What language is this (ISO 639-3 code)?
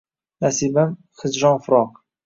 uzb